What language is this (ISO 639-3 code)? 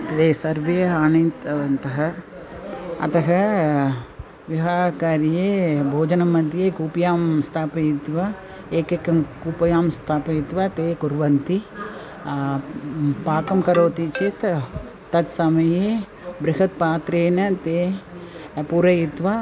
san